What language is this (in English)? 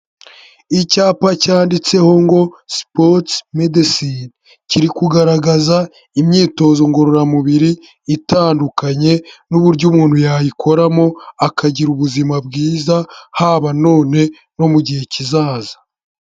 Kinyarwanda